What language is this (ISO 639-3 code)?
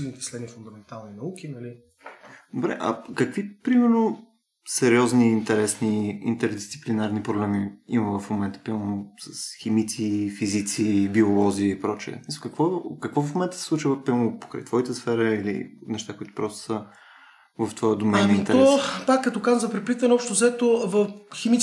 bul